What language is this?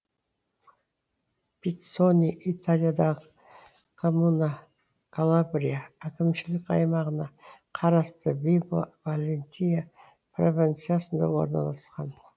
Kazakh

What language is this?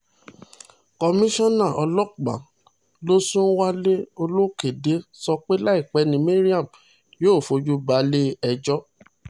Yoruba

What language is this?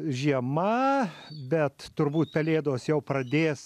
Lithuanian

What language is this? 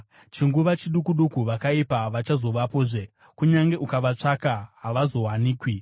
Shona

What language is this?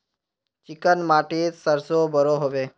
Magahi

